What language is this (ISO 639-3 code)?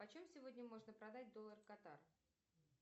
rus